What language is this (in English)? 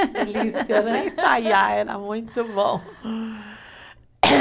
Portuguese